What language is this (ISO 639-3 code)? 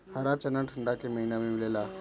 bho